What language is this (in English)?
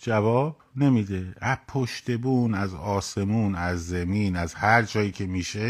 Persian